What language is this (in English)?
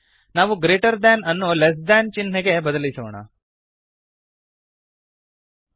Kannada